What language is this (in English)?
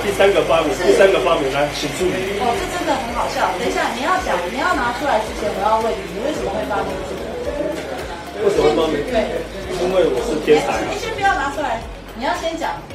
Chinese